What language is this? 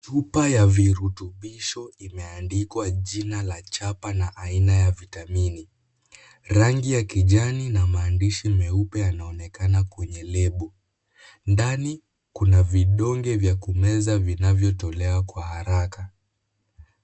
Swahili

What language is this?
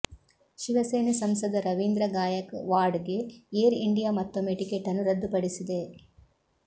Kannada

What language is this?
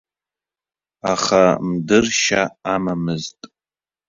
Abkhazian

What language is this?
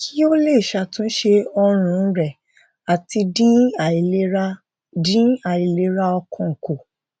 Yoruba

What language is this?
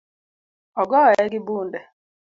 Luo (Kenya and Tanzania)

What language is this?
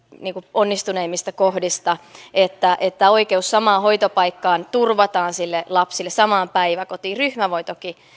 Finnish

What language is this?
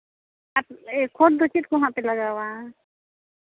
Santali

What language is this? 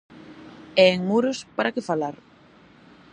Galician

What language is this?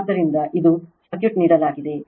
Kannada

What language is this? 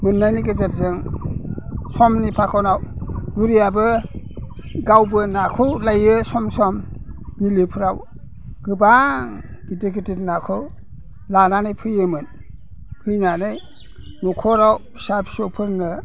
Bodo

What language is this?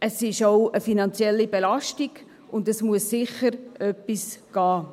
Swiss German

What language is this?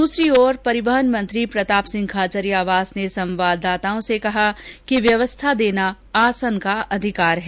Hindi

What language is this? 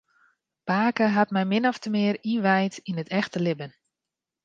Western Frisian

